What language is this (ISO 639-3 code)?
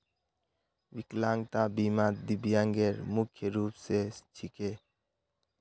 mag